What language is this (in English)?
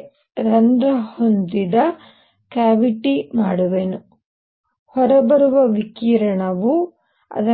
Kannada